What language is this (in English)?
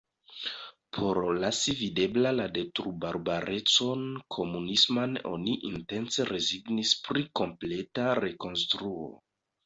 Esperanto